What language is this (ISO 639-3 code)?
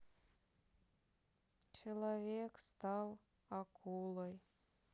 rus